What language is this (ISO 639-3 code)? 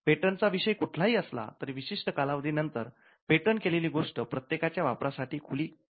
mar